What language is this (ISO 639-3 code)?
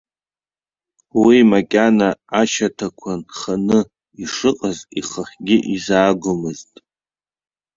abk